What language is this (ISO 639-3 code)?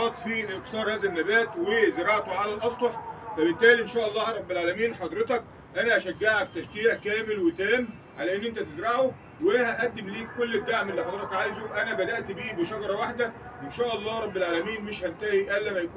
ara